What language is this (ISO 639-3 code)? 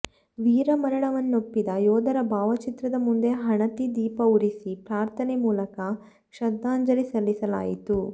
kan